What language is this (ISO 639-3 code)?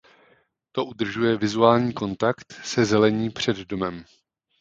ces